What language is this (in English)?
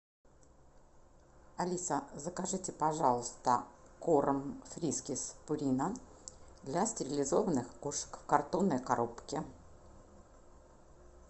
Russian